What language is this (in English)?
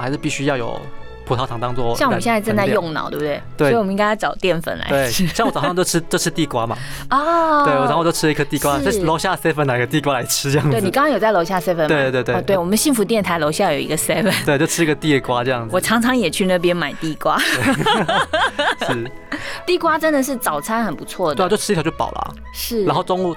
Chinese